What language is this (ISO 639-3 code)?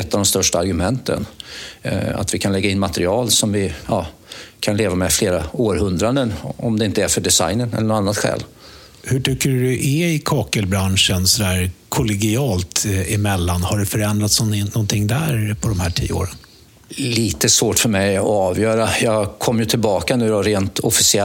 swe